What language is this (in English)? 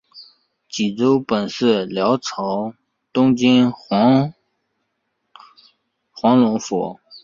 Chinese